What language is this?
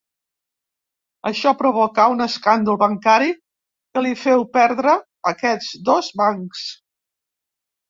Catalan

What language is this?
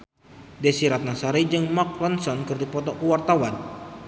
Sundanese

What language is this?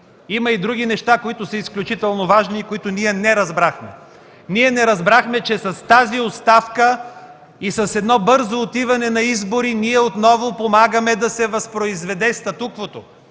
Bulgarian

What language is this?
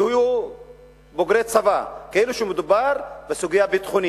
Hebrew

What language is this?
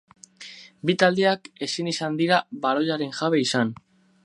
Basque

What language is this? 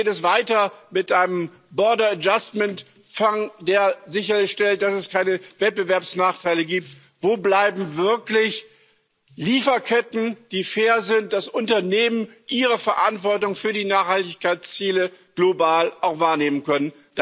German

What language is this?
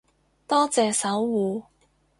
Cantonese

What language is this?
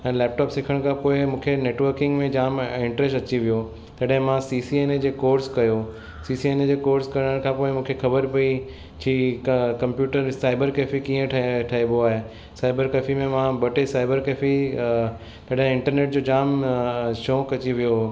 Sindhi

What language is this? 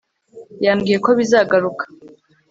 Kinyarwanda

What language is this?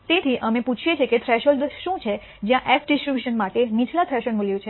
Gujarati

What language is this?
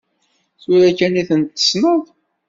Kabyle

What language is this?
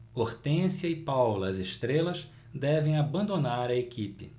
Portuguese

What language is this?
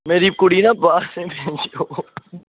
Dogri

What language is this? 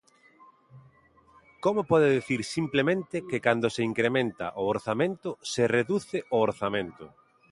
Galician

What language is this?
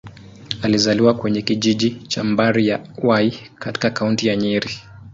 Swahili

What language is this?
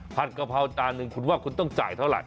Thai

